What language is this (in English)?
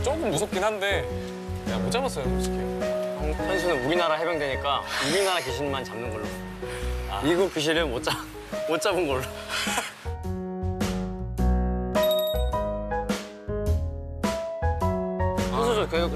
Korean